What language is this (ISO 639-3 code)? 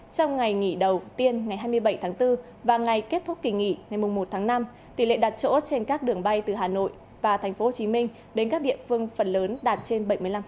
vie